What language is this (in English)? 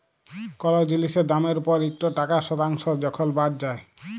Bangla